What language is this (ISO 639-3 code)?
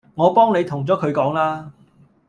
yue